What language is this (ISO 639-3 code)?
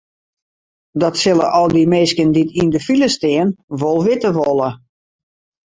fry